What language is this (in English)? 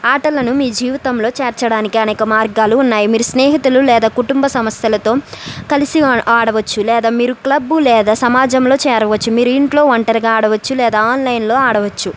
Telugu